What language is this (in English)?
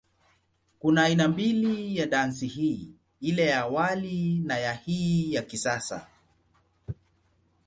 Swahili